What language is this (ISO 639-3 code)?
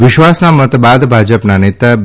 guj